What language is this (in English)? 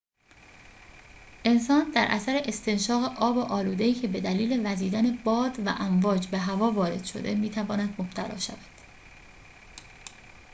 Persian